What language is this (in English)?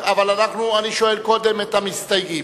Hebrew